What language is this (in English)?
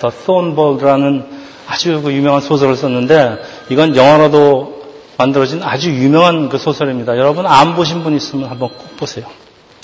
Korean